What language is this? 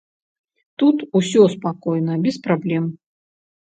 Belarusian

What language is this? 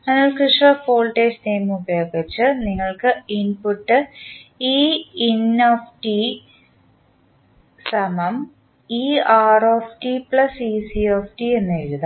Malayalam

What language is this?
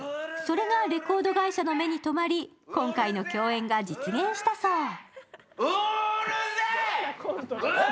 Japanese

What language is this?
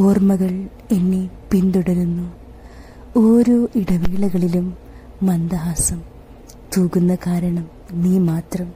Malayalam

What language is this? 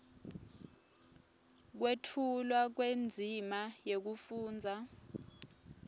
Swati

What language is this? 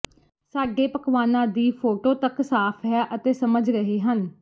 Punjabi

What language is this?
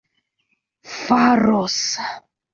Esperanto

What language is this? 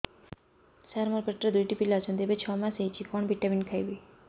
Odia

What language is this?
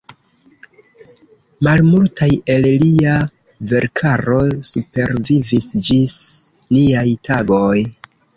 Esperanto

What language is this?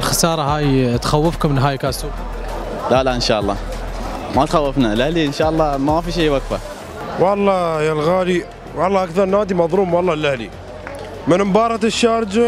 Arabic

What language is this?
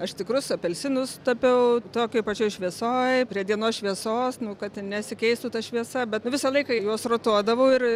Lithuanian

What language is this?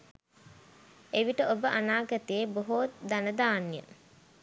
Sinhala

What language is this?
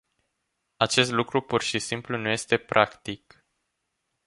Romanian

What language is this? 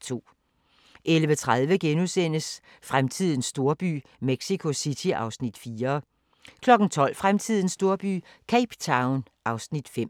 Danish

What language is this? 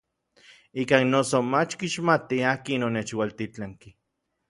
Orizaba Nahuatl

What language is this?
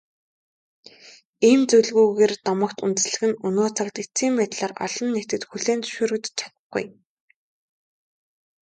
Mongolian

